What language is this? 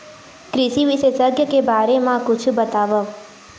Chhattisgarhi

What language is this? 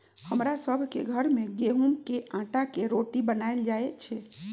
Magahi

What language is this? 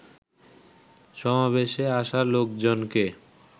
Bangla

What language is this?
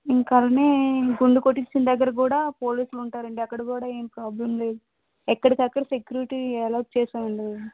Telugu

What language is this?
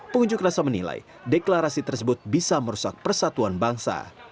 Indonesian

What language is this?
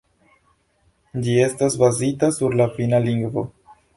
Esperanto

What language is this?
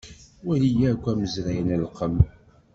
Kabyle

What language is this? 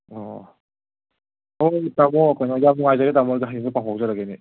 Manipuri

